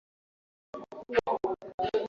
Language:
Swahili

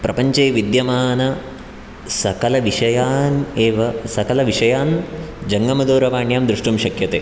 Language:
Sanskrit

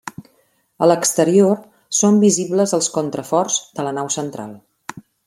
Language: Catalan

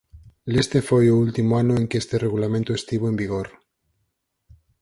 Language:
Galician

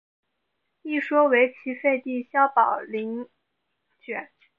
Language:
Chinese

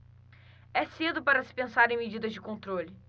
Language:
Portuguese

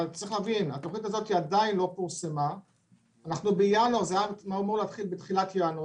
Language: Hebrew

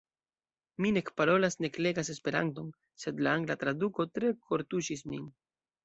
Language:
Esperanto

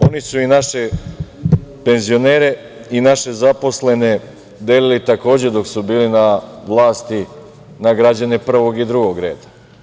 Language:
Serbian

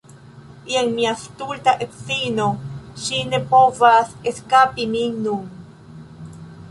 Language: Esperanto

